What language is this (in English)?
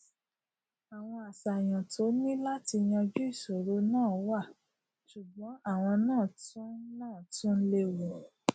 Yoruba